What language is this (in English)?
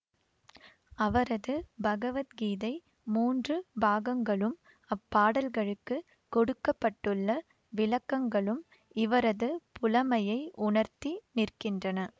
Tamil